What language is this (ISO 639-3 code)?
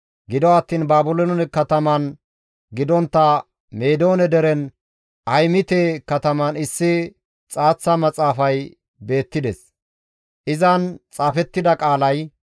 gmv